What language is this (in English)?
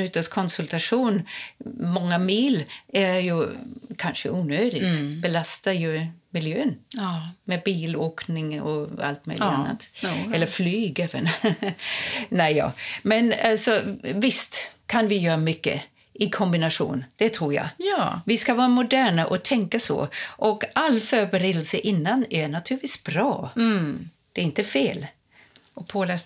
Swedish